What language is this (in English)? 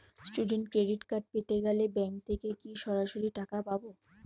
Bangla